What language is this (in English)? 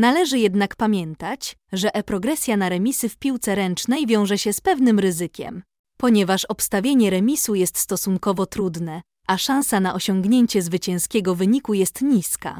Polish